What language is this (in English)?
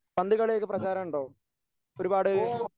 Malayalam